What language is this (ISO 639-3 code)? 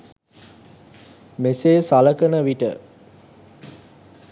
sin